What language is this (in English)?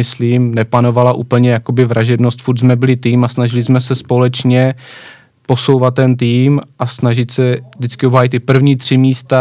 Czech